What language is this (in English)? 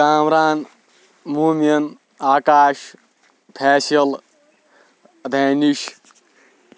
Kashmiri